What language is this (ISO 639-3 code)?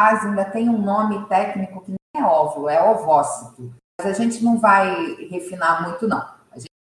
por